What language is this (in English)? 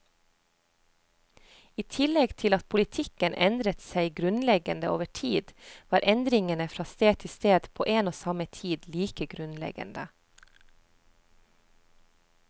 Norwegian